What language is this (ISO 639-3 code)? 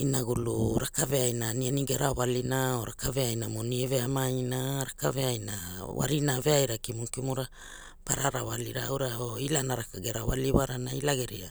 hul